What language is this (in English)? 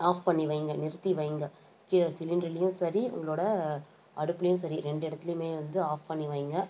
Tamil